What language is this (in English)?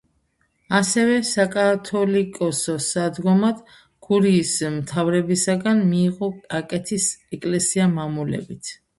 Georgian